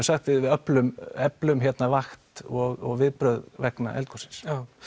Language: Icelandic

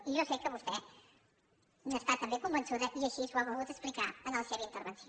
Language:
Catalan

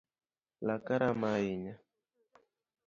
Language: Luo (Kenya and Tanzania)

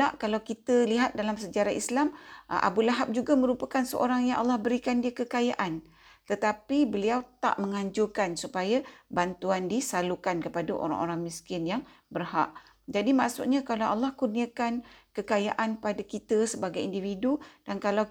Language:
Malay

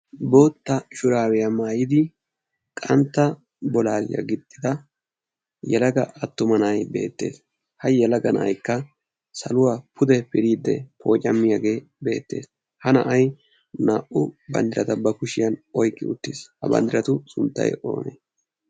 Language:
Wolaytta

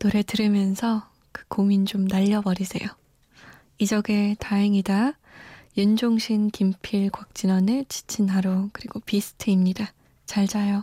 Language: Korean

